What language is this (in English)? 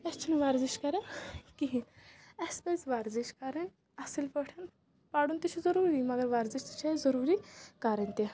Kashmiri